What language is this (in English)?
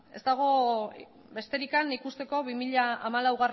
Basque